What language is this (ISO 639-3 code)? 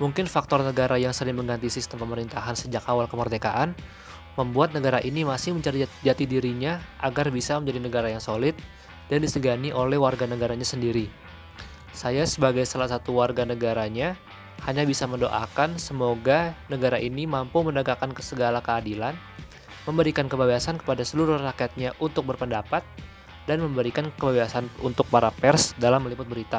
ind